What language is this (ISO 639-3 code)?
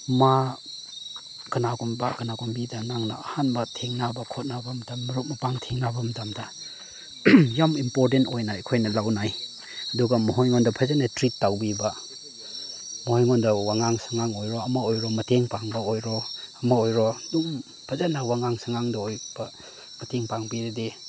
mni